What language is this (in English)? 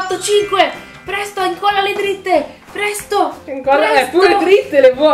Italian